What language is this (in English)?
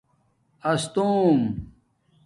Domaaki